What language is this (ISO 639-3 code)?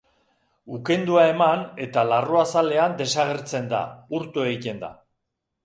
eus